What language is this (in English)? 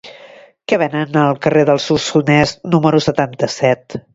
Catalan